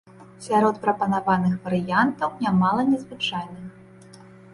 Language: Belarusian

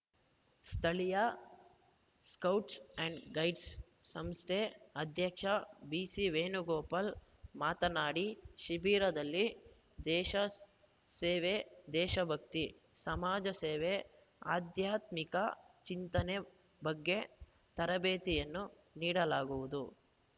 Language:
Kannada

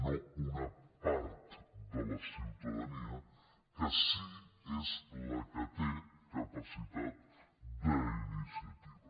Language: Catalan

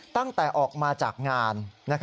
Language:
Thai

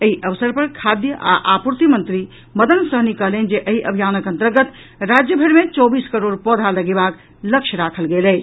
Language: Maithili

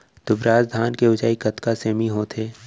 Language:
Chhattisgarhi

